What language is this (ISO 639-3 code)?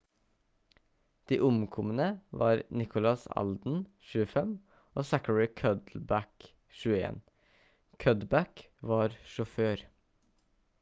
nob